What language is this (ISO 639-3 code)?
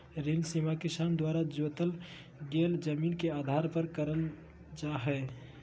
mag